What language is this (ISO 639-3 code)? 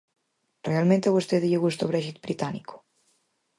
glg